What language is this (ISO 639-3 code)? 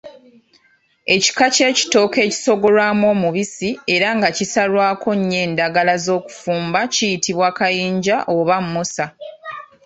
lug